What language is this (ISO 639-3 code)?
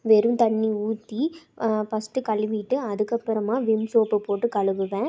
tam